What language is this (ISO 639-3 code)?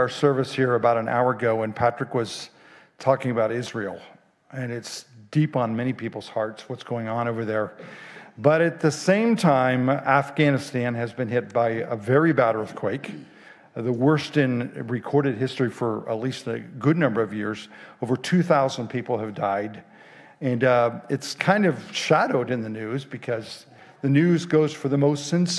eng